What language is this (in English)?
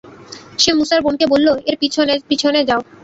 Bangla